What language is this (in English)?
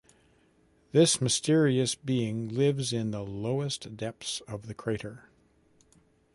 English